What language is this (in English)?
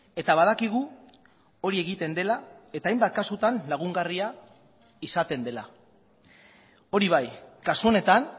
Basque